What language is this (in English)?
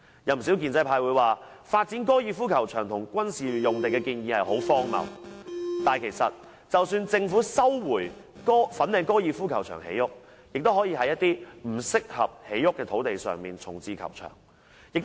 Cantonese